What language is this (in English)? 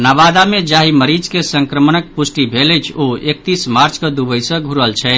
Maithili